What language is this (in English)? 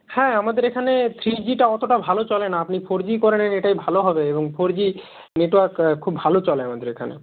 Bangla